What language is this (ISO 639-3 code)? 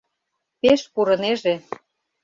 chm